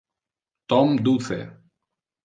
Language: Interlingua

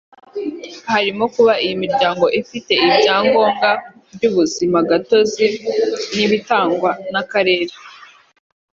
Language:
Kinyarwanda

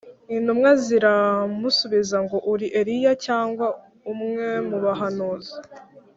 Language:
Kinyarwanda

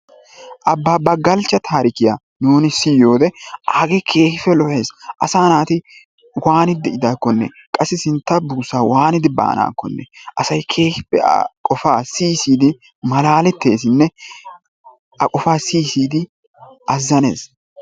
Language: Wolaytta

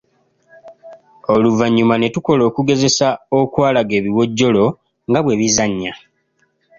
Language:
Ganda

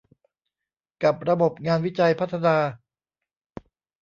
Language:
Thai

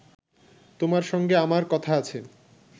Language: Bangla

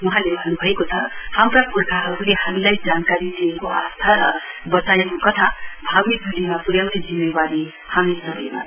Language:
Nepali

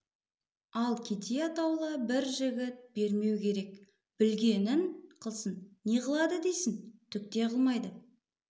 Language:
Kazakh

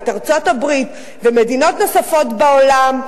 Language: Hebrew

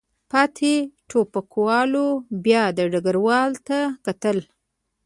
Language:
Pashto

